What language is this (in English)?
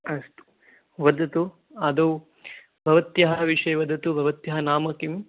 Sanskrit